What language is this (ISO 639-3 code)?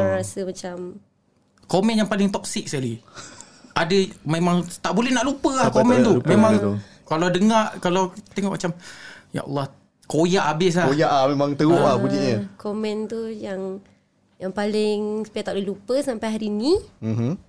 msa